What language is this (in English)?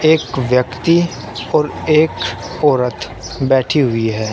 Hindi